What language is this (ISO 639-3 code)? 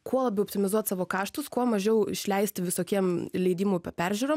lit